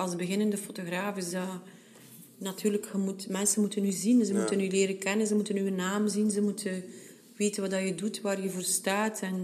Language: Dutch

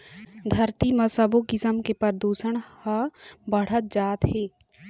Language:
Chhattisgarhi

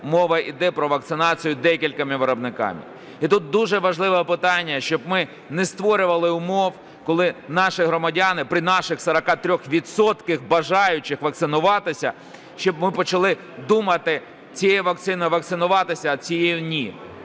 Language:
Ukrainian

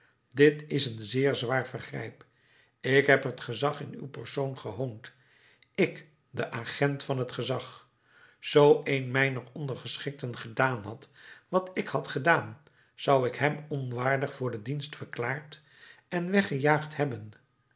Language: Dutch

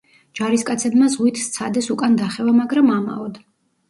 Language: Georgian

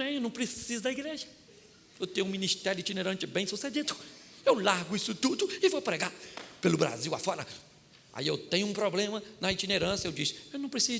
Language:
Portuguese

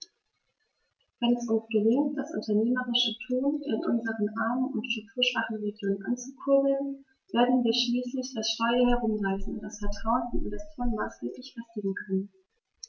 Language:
German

